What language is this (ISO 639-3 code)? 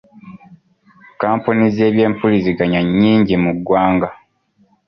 lug